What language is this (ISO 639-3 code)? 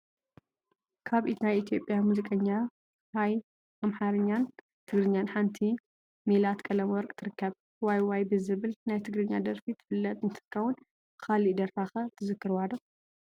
tir